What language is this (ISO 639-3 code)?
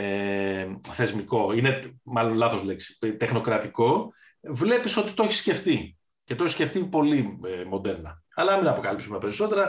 ell